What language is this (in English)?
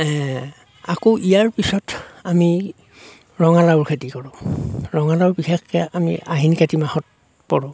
Assamese